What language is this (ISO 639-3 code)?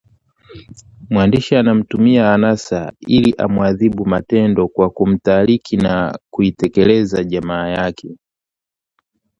swa